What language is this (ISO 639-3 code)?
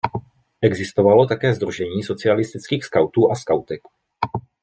ces